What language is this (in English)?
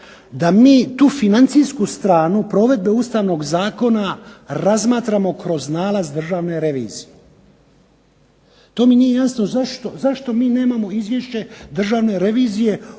Croatian